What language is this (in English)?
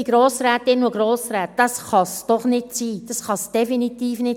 Swiss German